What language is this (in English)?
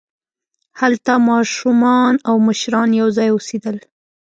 Pashto